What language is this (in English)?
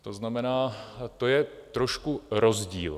Czech